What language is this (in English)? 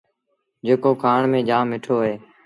Sindhi Bhil